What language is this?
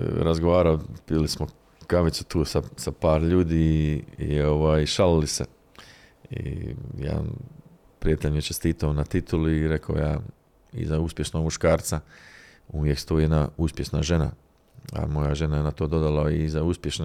Croatian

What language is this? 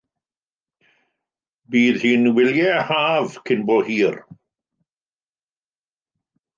Welsh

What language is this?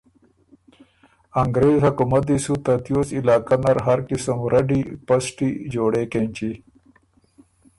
Ormuri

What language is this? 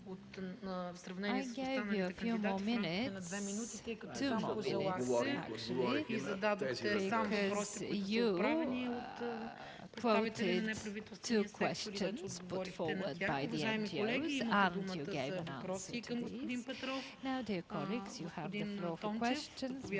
Bulgarian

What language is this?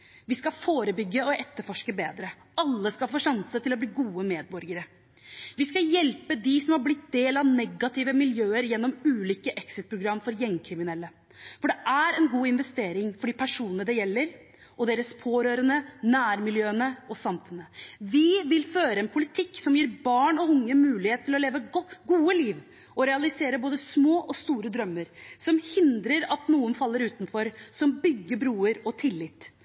Norwegian Bokmål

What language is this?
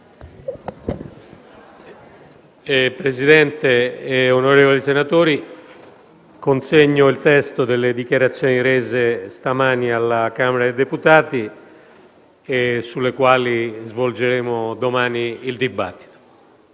Italian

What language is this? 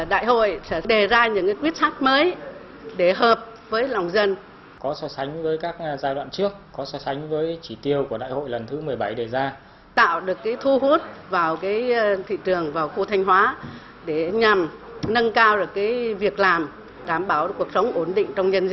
Vietnamese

